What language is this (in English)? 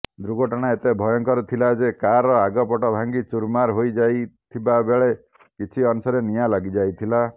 Odia